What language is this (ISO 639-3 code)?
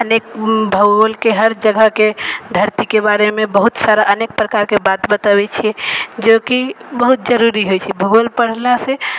mai